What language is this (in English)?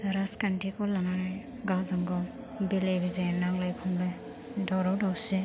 Bodo